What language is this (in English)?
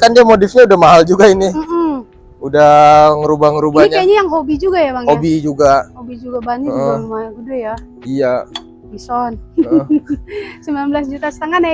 Indonesian